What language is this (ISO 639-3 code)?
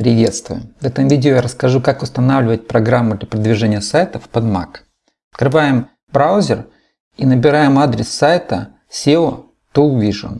rus